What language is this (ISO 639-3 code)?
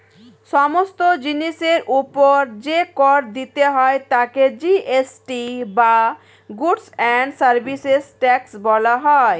ben